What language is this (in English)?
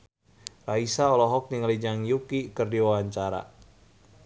Sundanese